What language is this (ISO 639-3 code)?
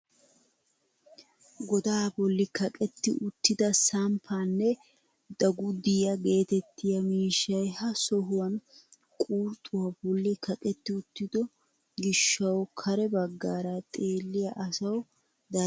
wal